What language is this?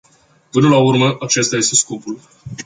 Romanian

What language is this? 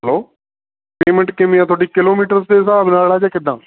Punjabi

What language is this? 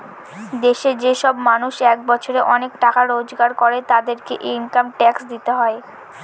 Bangla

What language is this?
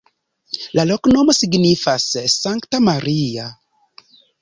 Esperanto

